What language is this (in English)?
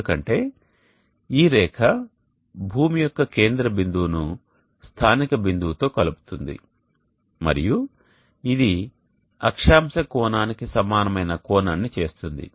Telugu